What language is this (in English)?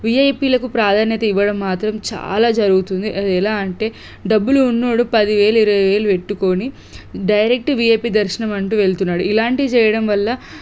Telugu